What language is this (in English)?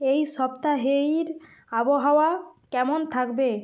Bangla